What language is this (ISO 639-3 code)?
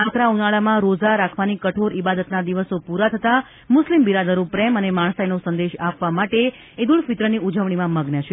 guj